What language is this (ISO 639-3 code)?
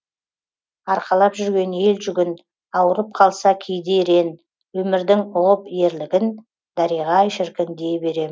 kaz